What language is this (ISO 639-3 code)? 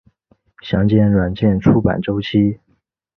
zho